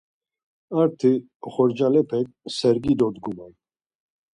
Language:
Laz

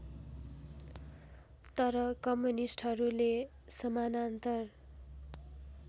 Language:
Nepali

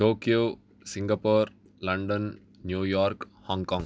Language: Sanskrit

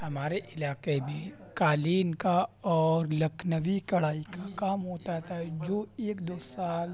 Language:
Urdu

